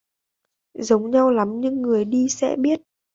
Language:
Vietnamese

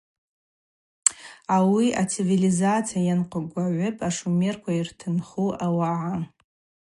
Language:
Abaza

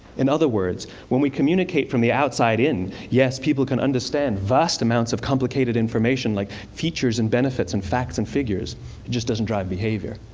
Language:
English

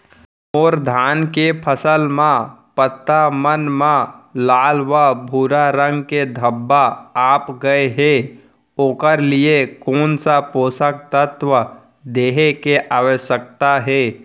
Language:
Chhattisgarhi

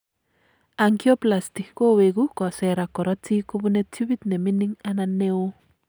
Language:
Kalenjin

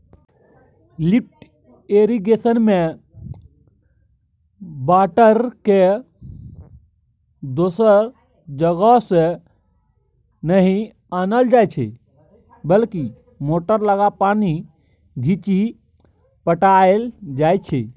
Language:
Maithili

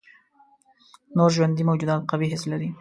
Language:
Pashto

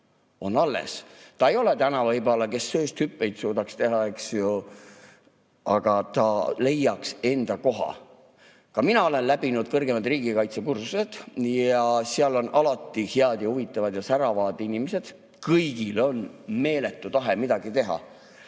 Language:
Estonian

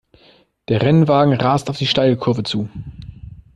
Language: German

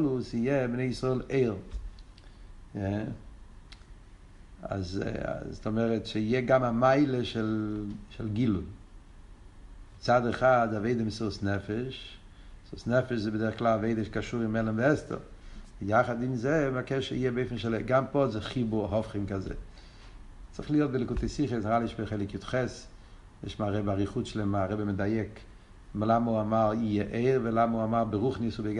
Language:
Hebrew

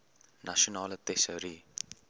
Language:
Afrikaans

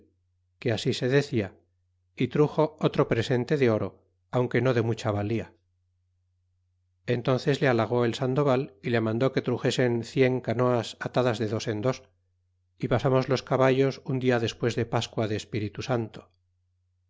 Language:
Spanish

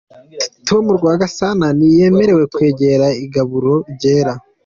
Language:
Kinyarwanda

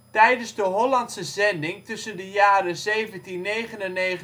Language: Dutch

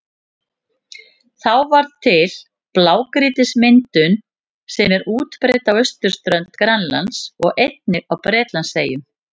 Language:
Icelandic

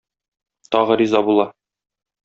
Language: Tatar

